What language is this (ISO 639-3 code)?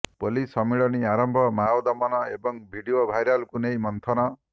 ori